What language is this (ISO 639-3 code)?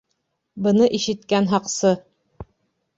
bak